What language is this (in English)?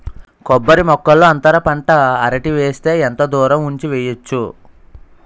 Telugu